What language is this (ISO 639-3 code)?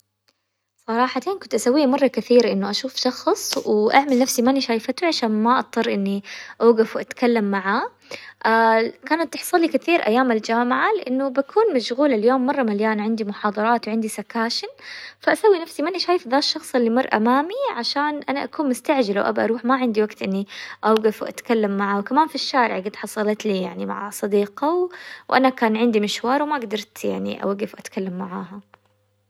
acw